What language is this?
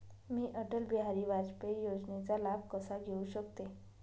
Marathi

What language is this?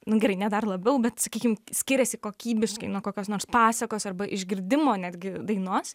Lithuanian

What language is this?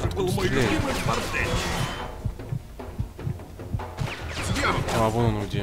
Russian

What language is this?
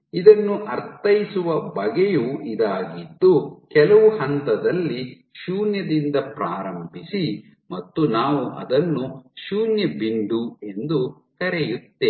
Kannada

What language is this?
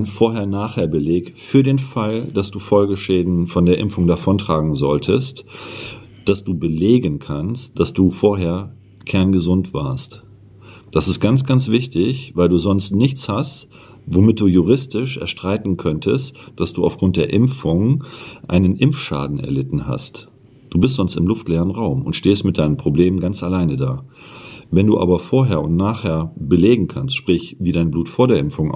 German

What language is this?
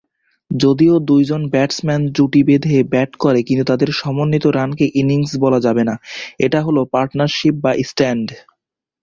Bangla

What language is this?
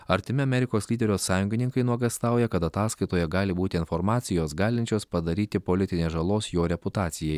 Lithuanian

